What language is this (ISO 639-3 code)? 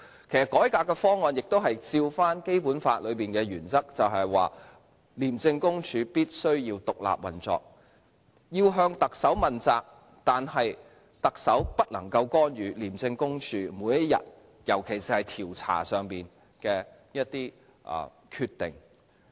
yue